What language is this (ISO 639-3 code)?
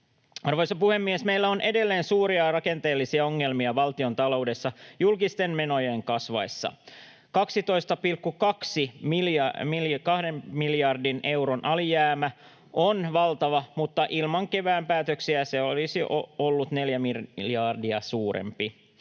fin